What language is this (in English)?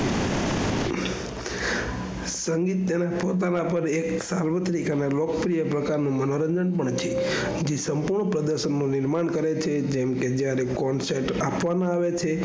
Gujarati